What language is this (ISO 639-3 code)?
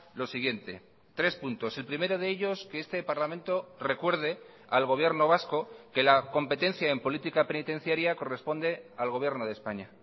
spa